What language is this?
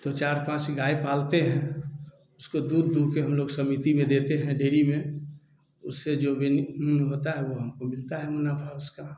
Hindi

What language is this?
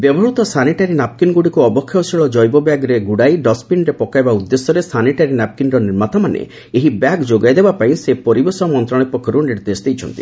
Odia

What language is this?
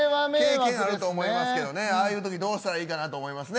Japanese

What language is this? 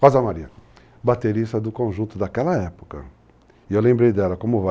Portuguese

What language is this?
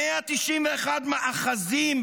Hebrew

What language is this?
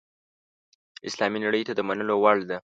Pashto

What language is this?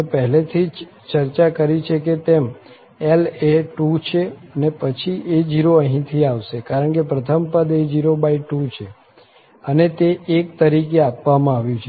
Gujarati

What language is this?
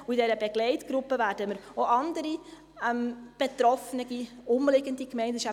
Swiss German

